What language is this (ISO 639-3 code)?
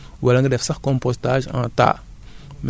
wol